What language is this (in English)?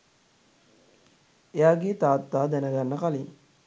Sinhala